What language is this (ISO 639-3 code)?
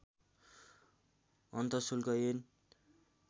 nep